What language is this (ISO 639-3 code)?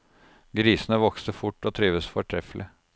nor